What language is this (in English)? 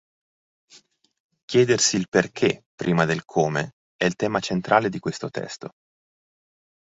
Italian